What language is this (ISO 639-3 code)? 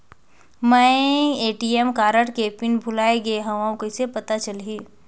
hne